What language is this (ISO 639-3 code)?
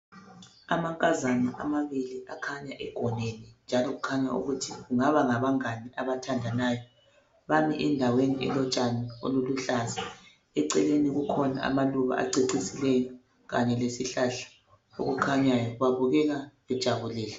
nde